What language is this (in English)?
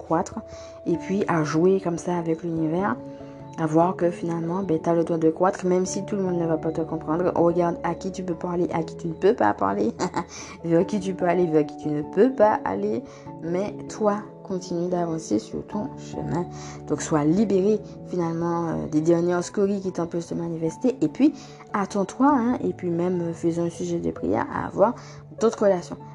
French